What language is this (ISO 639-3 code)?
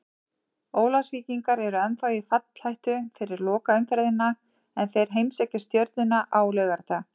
isl